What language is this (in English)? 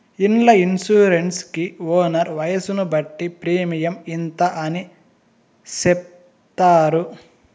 Telugu